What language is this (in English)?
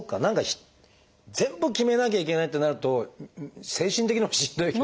Japanese